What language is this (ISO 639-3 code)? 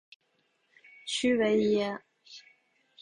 zho